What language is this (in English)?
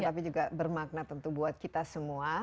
Indonesian